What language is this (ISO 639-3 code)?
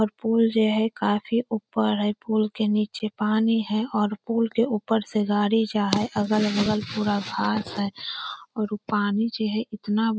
mag